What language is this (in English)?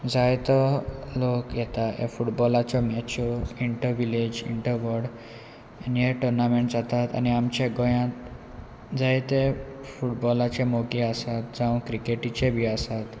Konkani